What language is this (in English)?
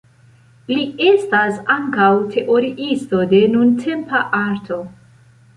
Esperanto